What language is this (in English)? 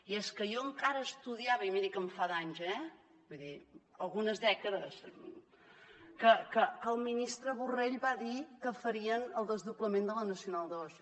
Catalan